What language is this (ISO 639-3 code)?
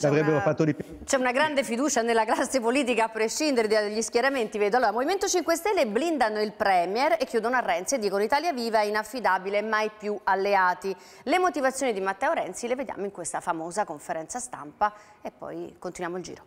ita